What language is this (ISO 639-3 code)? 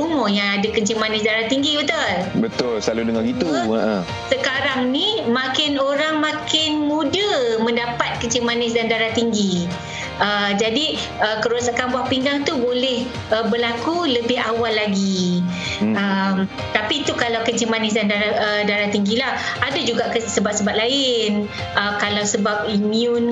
msa